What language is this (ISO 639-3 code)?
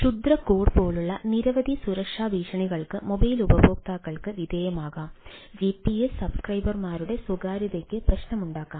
mal